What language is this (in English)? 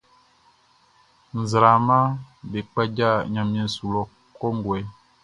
Baoulé